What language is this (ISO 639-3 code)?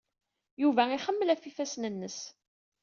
kab